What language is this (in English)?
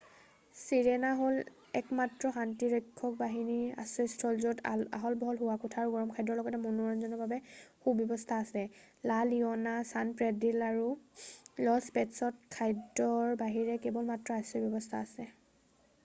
Assamese